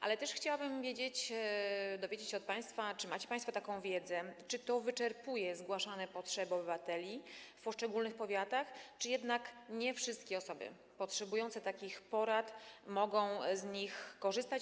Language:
Polish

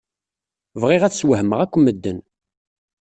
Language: Kabyle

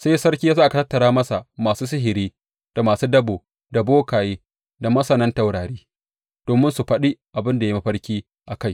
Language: Hausa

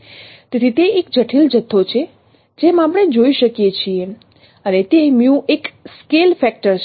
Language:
Gujarati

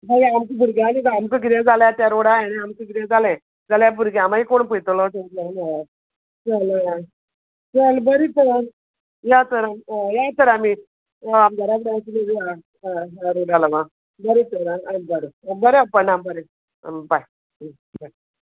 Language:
Konkani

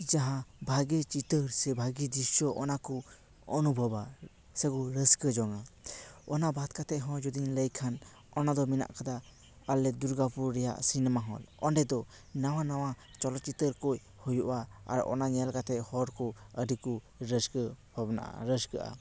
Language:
Santali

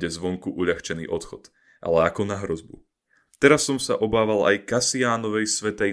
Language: Slovak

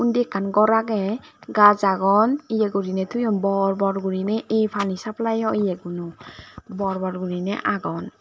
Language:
Chakma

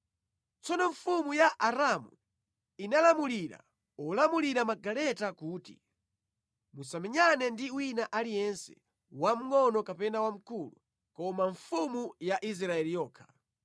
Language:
Nyanja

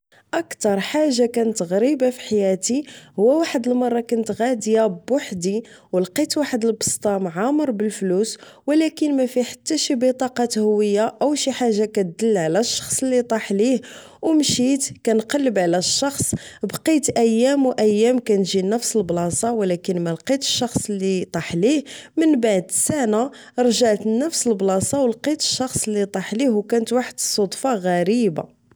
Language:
Moroccan Arabic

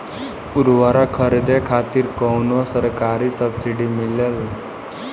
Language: Bhojpuri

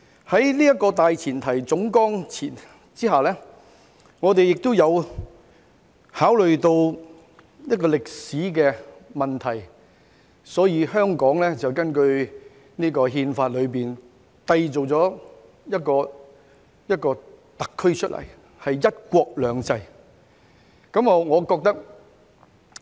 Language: Cantonese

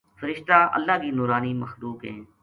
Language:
Gujari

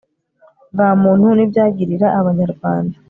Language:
Kinyarwanda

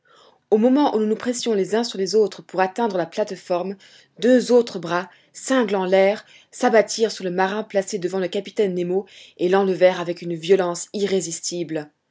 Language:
French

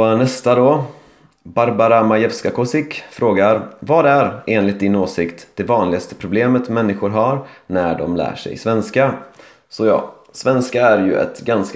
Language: Swedish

